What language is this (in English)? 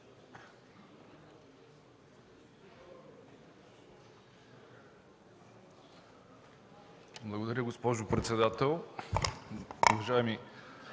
Bulgarian